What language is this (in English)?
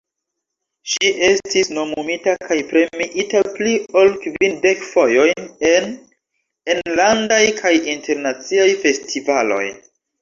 Esperanto